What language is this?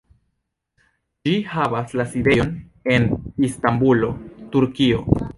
Esperanto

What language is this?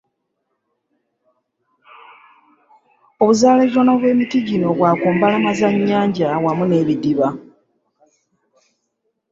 Ganda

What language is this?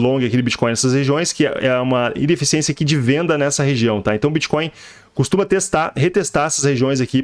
Portuguese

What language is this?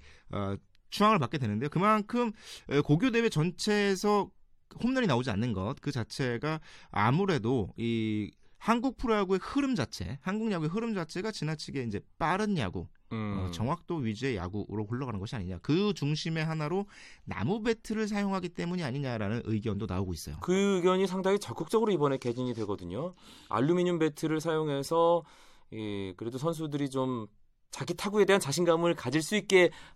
Korean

